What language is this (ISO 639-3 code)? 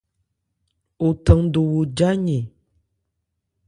ebr